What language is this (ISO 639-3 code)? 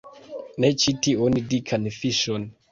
epo